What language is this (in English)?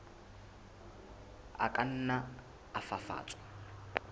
Southern Sotho